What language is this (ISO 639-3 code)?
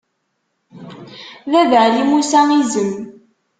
kab